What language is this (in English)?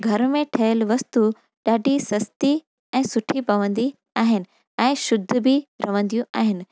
Sindhi